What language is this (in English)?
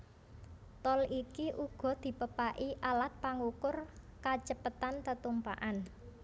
Javanese